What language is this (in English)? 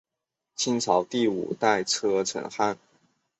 Chinese